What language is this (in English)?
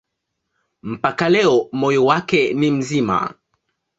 Swahili